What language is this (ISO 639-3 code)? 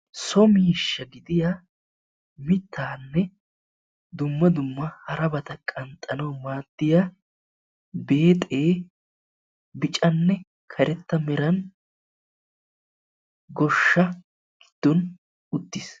wal